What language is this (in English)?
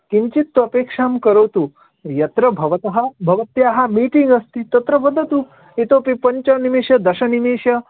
Sanskrit